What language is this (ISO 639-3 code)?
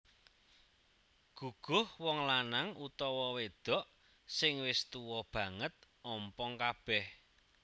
jav